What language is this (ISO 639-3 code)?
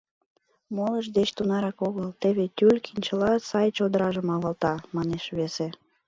chm